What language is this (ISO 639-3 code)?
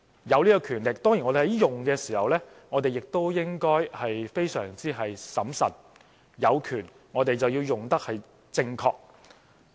yue